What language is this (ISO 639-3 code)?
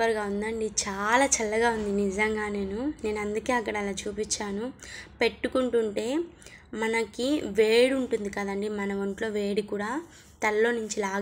tel